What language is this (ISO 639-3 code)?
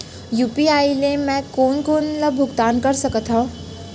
hne